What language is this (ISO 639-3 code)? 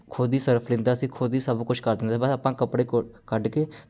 pan